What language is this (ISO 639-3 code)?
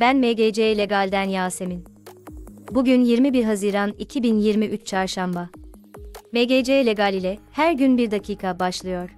tur